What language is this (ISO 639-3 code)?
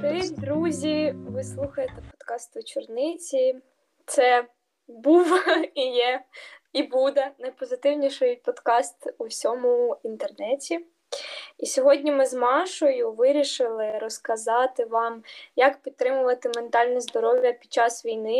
ukr